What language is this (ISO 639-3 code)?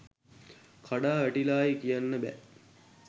sin